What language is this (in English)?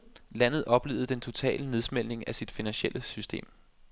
Danish